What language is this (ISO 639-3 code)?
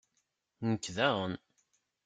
kab